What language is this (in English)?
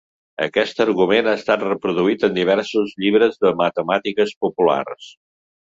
Catalan